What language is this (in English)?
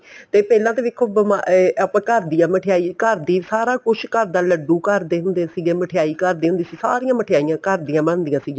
Punjabi